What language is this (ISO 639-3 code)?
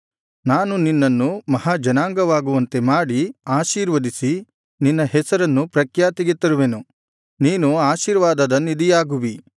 kan